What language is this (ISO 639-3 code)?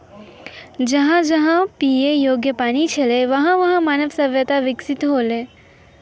mai